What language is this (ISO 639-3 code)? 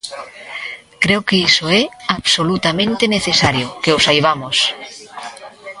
glg